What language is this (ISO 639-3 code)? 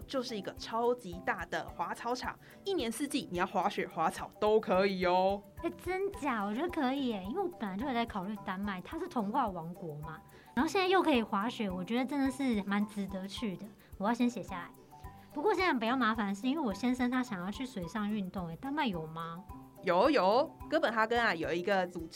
zho